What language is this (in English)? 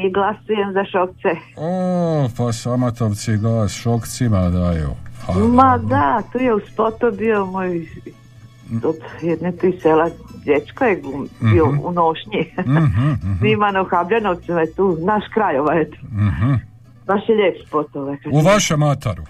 Croatian